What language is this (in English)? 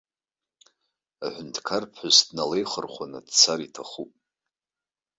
Abkhazian